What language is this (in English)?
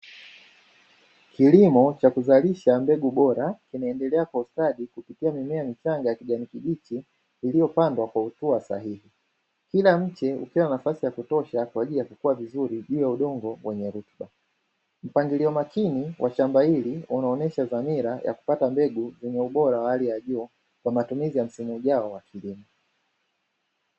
Swahili